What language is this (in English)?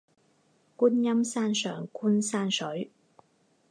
Chinese